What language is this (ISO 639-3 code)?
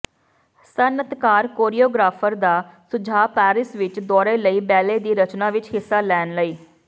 pan